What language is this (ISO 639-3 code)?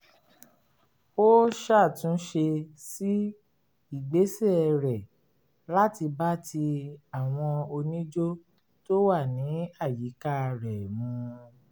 yor